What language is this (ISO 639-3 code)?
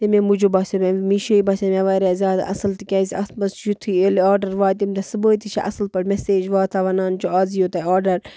kas